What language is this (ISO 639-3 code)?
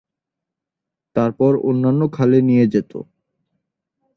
ben